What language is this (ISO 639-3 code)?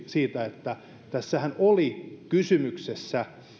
fin